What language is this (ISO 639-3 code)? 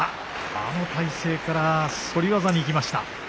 jpn